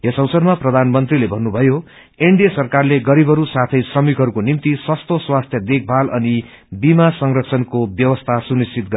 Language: Nepali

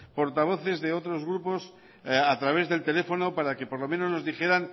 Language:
Spanish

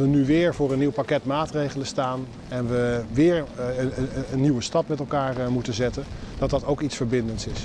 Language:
Dutch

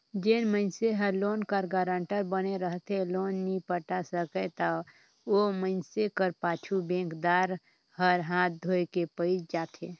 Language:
Chhattisgarhi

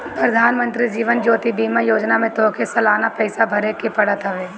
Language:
Bhojpuri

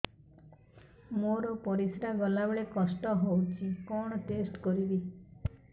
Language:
Odia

